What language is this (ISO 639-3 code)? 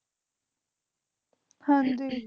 pan